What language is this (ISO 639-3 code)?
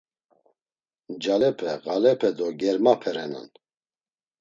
lzz